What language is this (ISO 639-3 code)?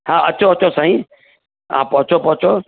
snd